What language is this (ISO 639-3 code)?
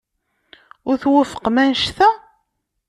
kab